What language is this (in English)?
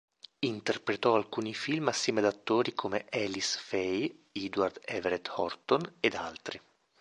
Italian